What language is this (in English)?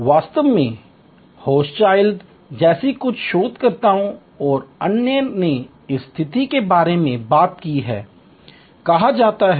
Hindi